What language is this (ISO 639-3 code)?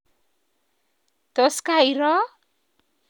kln